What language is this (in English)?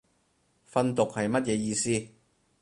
Cantonese